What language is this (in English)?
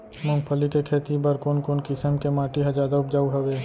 Chhattisgarhi